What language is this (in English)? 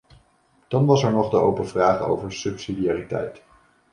Dutch